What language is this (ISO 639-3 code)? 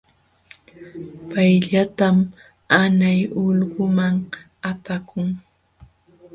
qxw